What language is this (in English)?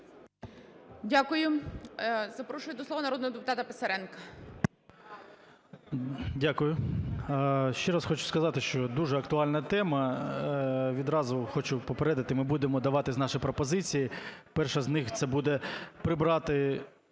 Ukrainian